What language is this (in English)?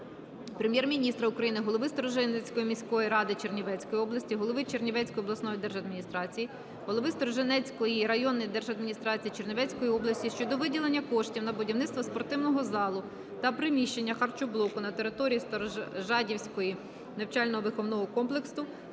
Ukrainian